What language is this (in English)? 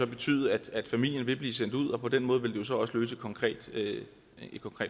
Danish